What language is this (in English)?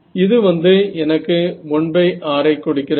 Tamil